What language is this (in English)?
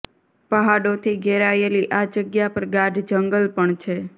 Gujarati